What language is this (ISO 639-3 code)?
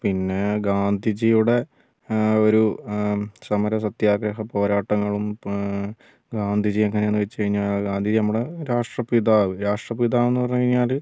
mal